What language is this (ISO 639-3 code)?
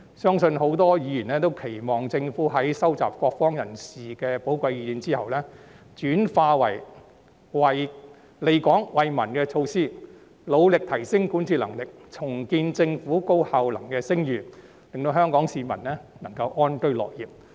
yue